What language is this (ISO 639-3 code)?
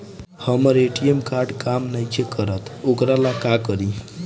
bho